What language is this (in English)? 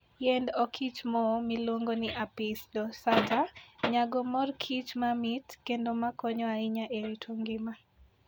Luo (Kenya and Tanzania)